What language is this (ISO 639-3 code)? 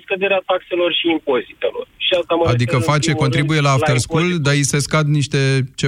ron